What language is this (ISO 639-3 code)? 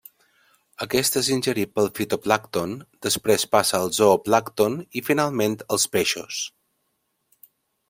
cat